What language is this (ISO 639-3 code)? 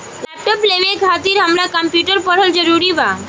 bho